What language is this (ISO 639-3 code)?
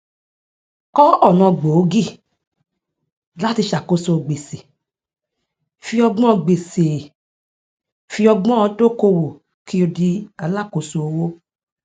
yor